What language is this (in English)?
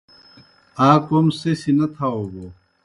Kohistani Shina